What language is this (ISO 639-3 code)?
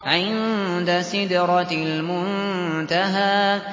ara